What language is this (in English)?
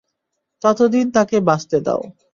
Bangla